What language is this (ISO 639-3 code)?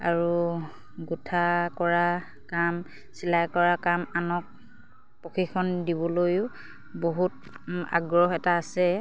asm